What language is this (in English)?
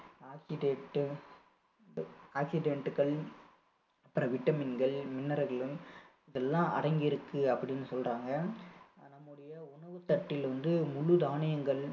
Tamil